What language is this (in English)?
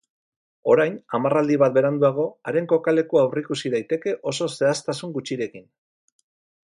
Basque